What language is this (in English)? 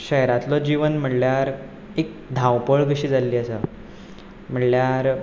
Konkani